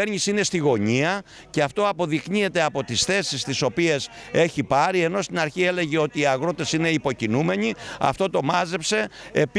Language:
Greek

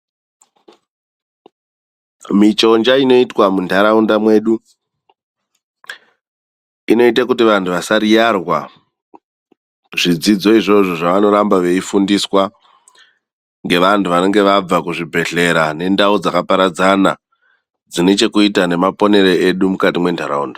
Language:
Ndau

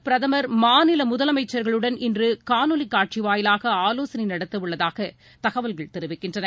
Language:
Tamil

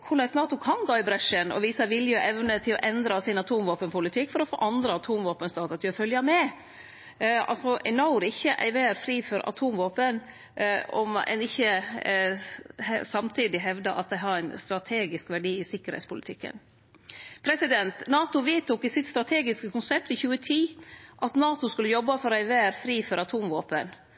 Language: Norwegian Nynorsk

